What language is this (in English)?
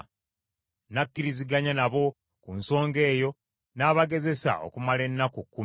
Ganda